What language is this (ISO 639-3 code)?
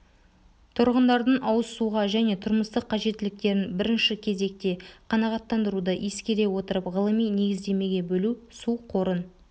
kaz